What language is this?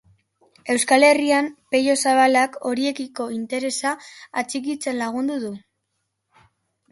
Basque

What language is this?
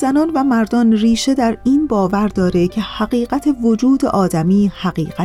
Persian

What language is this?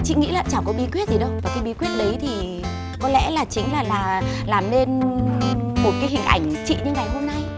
Vietnamese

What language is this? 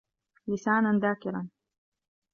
Arabic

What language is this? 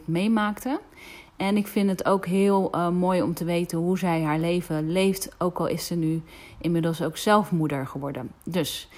Dutch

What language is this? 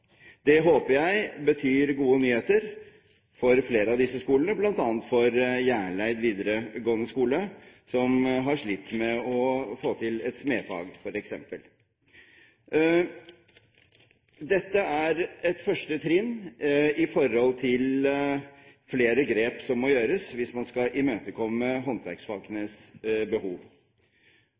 Norwegian Bokmål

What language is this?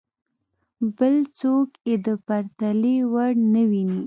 Pashto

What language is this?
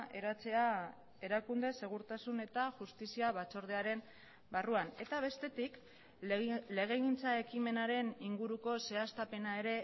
Basque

